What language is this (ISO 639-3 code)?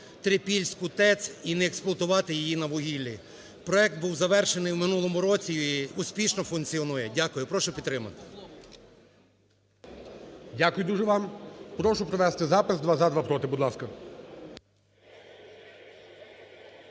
ukr